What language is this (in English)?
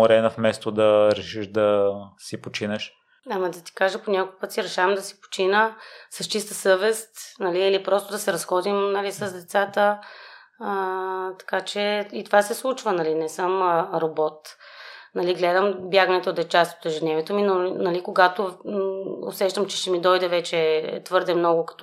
Bulgarian